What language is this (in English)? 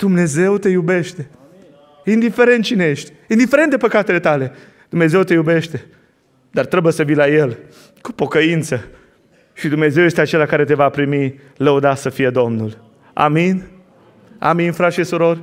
Romanian